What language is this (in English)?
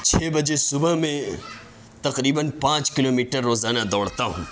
Urdu